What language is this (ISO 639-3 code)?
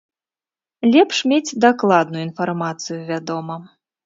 bel